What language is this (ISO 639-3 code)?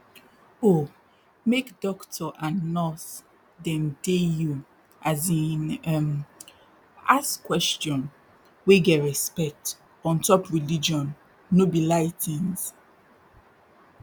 pcm